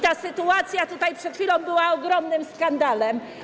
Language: Polish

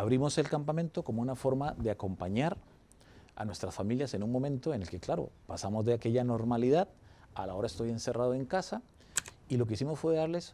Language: Spanish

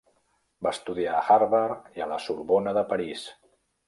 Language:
Catalan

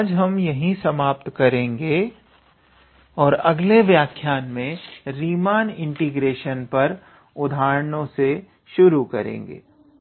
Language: Hindi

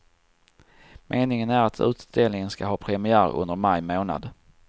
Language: Swedish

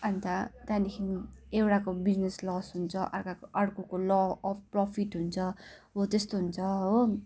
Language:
Nepali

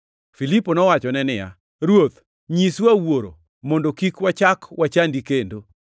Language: Luo (Kenya and Tanzania)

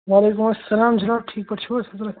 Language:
Kashmiri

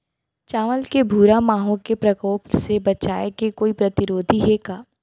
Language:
Chhattisgarhi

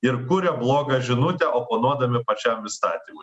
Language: Lithuanian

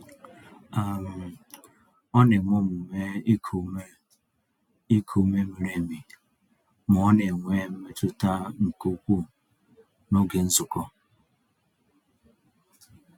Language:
Igbo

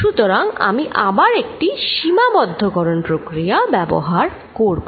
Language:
Bangla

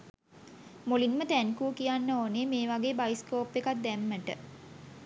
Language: Sinhala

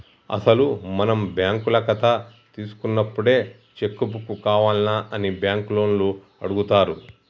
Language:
Telugu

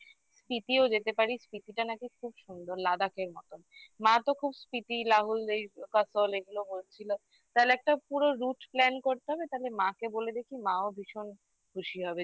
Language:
Bangla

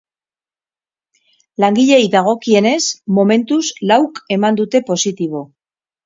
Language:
Basque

